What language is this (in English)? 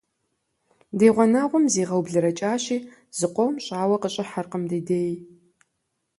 Kabardian